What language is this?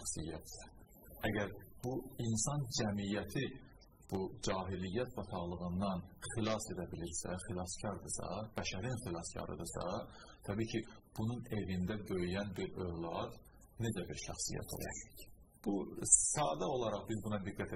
Turkish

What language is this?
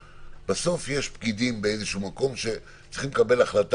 Hebrew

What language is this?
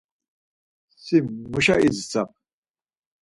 Laz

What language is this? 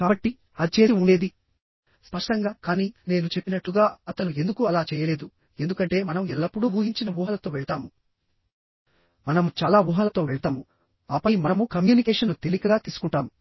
Telugu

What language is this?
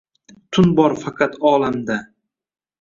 Uzbek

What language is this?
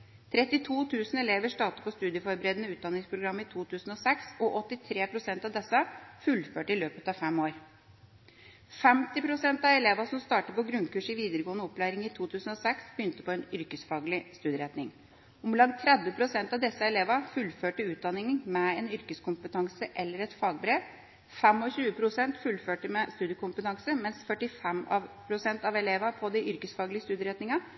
Norwegian Bokmål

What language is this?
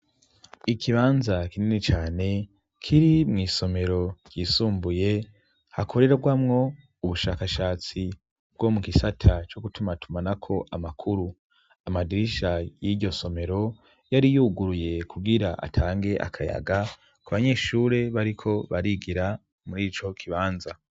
Rundi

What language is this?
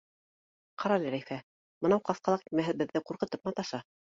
Bashkir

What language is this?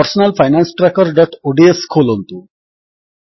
Odia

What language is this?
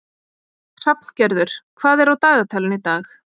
Icelandic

